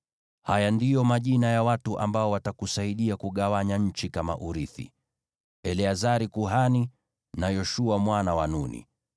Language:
Swahili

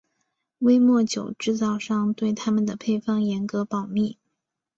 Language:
Chinese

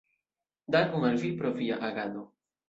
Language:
Esperanto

